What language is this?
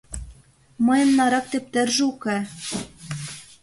Mari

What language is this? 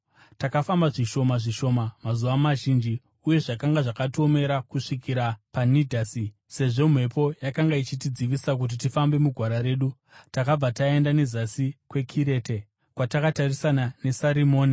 Shona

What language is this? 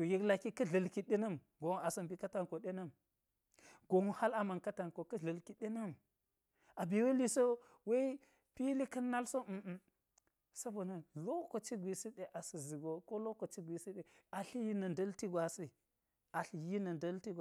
Geji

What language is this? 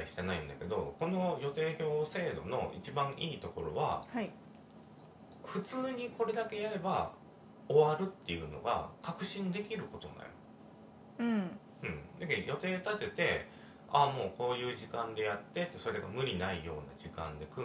Japanese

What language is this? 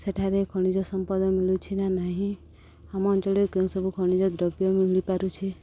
Odia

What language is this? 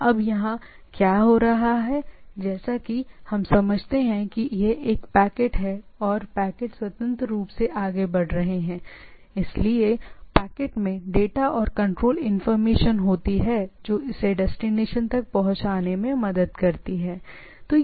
Hindi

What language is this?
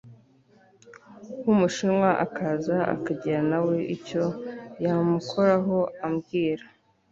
Kinyarwanda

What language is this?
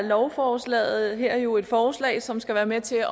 Danish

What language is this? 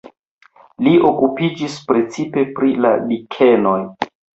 Esperanto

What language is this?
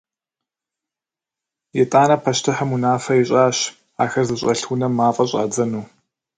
Kabardian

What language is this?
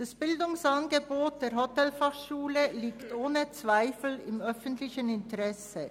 Swiss German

